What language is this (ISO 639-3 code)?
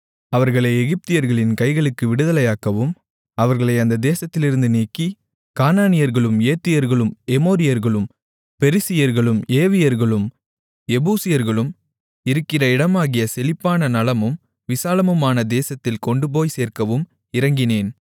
tam